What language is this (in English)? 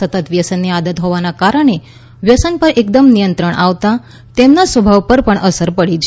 Gujarati